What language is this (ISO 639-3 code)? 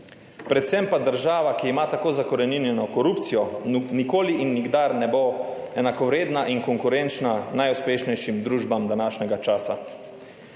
slv